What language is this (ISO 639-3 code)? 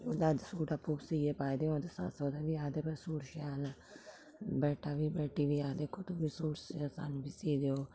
doi